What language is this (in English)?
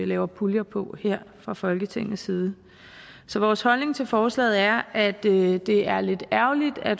Danish